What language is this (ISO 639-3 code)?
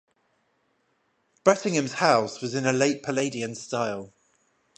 eng